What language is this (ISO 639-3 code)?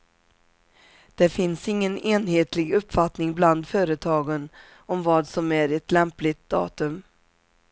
swe